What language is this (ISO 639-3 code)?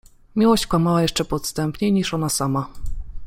pol